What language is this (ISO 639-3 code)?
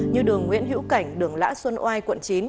vie